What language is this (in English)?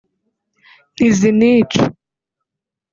Kinyarwanda